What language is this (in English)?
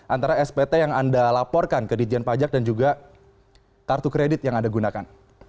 Indonesian